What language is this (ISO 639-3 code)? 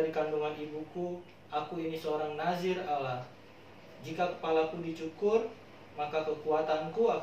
ind